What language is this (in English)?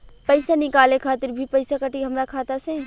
Bhojpuri